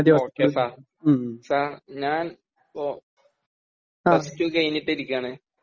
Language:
Malayalam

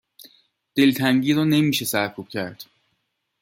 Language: Persian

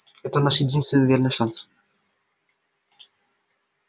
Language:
Russian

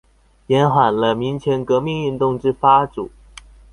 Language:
Chinese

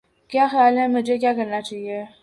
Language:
Urdu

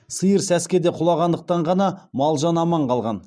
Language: Kazakh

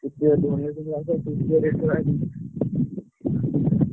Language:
Odia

